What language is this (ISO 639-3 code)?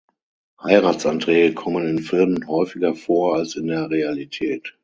deu